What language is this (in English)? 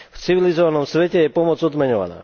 Slovak